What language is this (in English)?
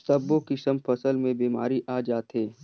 Chhattisgarhi